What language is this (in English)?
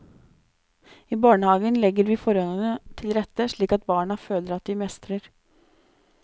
Norwegian